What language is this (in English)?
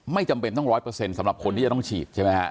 Thai